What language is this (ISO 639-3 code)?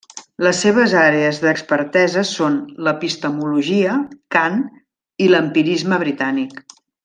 cat